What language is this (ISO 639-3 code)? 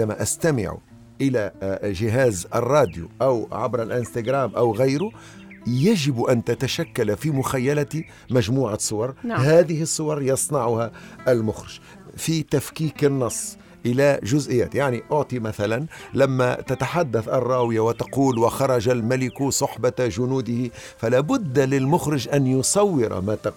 ara